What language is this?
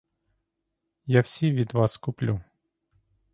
Ukrainian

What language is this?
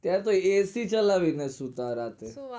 Gujarati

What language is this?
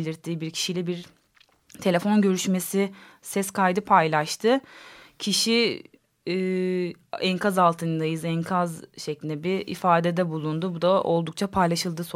Turkish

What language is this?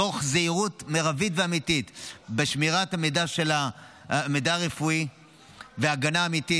Hebrew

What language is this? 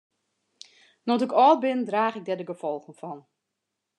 Western Frisian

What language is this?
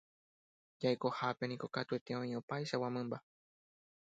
Guarani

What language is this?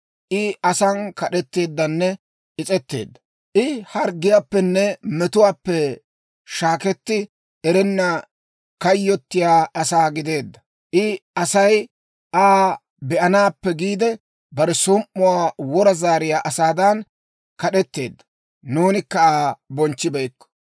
Dawro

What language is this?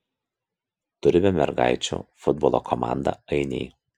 Lithuanian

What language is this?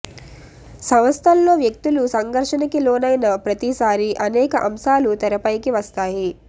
Telugu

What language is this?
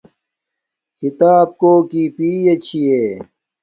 Domaaki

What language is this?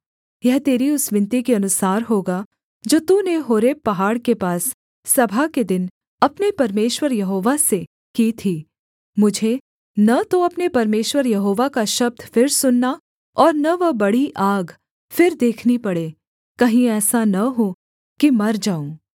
Hindi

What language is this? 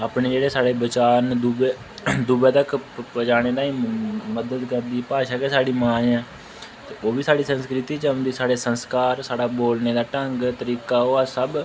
Dogri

